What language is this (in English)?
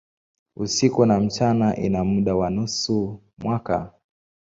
Swahili